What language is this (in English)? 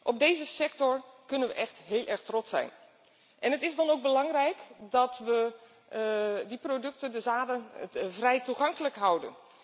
Dutch